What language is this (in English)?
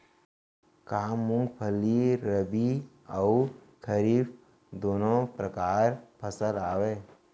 Chhattisgarhi